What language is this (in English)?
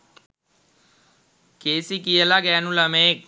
Sinhala